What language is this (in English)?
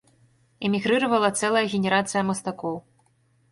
Belarusian